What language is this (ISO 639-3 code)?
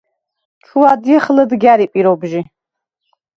sva